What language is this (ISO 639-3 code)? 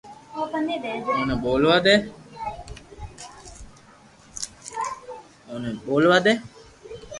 lrk